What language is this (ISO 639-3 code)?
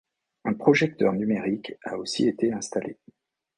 fra